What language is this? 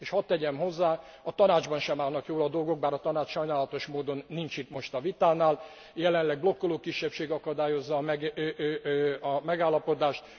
Hungarian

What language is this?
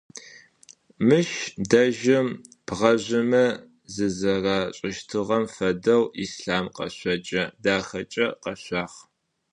Adyghe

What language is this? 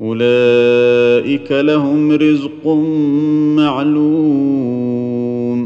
Arabic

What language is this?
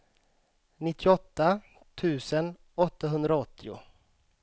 Swedish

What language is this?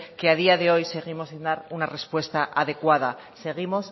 Spanish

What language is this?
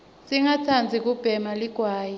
Swati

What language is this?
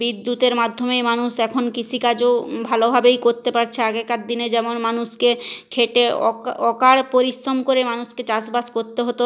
Bangla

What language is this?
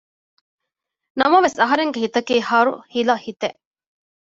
Divehi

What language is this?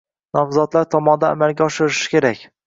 Uzbek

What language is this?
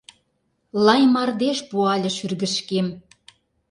Mari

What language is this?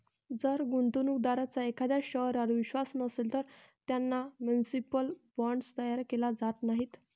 Marathi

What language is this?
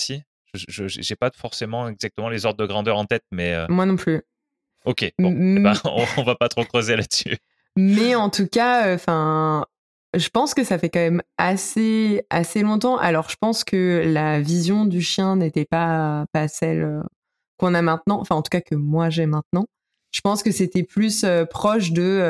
French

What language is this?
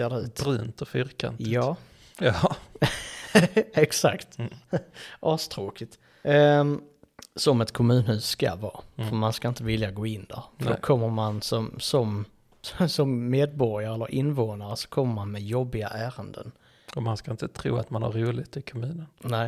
Swedish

